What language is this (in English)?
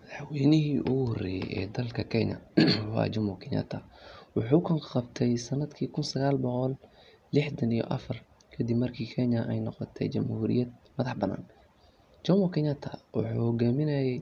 Somali